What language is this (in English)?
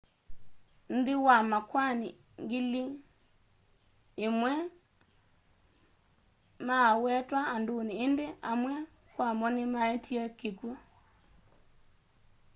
Kamba